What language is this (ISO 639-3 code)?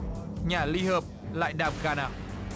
vie